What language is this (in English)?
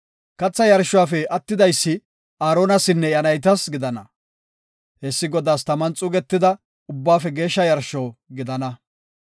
Gofa